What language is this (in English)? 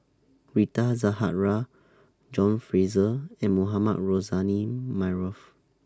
English